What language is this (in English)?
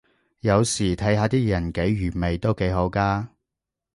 Cantonese